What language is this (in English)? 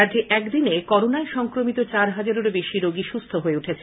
Bangla